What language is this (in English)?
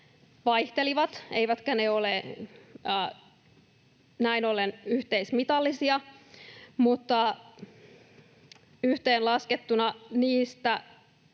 Finnish